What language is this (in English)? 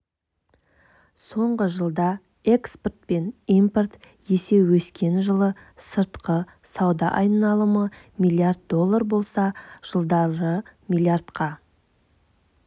Kazakh